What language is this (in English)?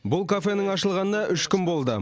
Kazakh